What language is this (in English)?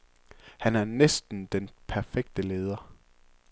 Danish